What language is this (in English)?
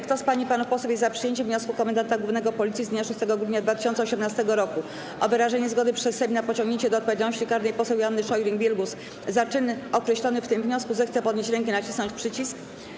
Polish